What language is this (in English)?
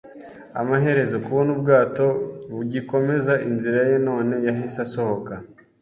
Kinyarwanda